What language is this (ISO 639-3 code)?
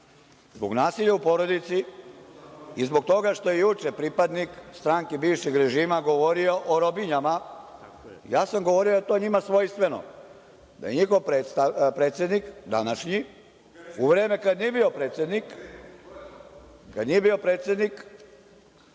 srp